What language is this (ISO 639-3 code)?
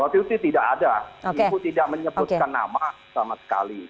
ind